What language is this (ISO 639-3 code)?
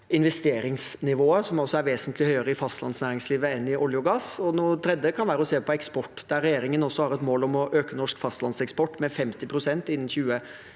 nor